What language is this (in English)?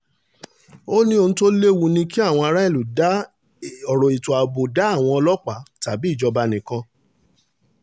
Yoruba